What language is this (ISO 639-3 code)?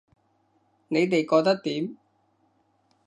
yue